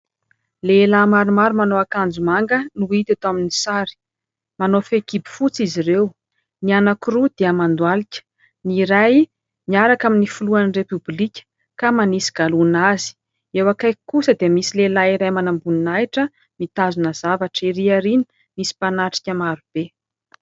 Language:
Malagasy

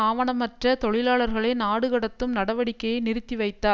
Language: Tamil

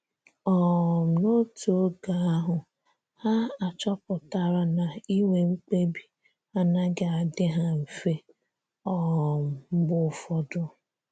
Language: Igbo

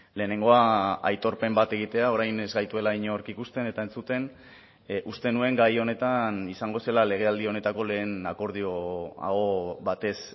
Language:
Basque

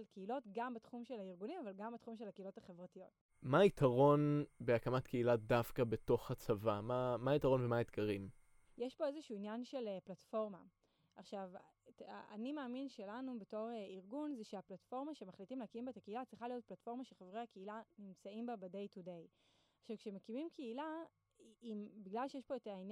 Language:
Hebrew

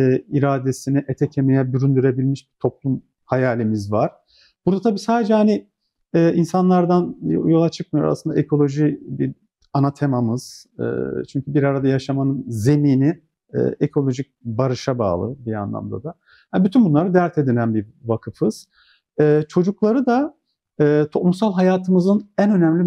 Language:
Turkish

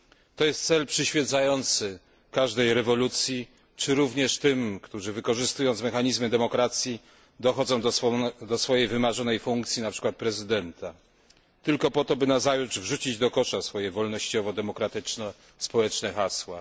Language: Polish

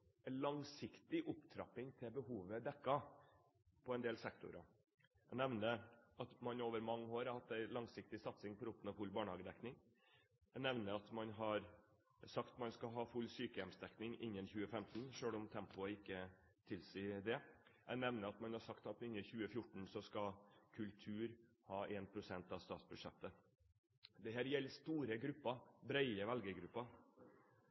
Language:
Norwegian Bokmål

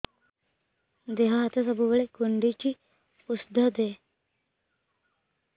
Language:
Odia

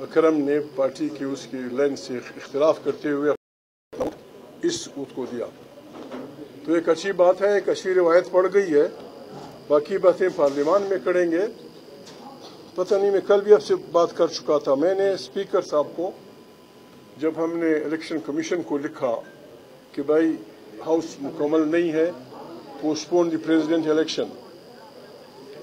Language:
Romanian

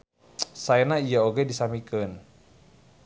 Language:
Sundanese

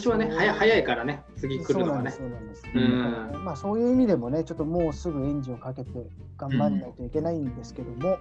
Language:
Japanese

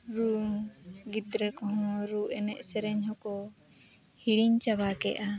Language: Santali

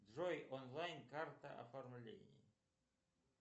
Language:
Russian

